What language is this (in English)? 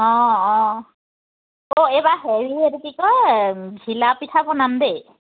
Assamese